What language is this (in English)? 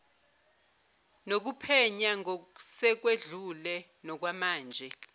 Zulu